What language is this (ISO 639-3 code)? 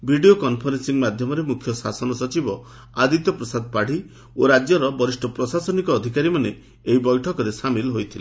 ori